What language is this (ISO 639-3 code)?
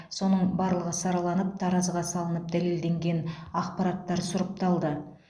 kaz